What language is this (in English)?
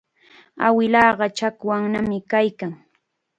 Chiquián Ancash Quechua